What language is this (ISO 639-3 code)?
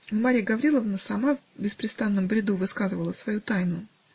rus